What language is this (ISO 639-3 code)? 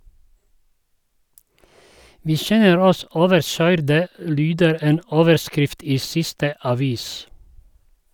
nor